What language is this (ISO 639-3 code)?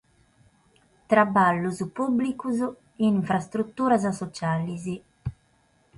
srd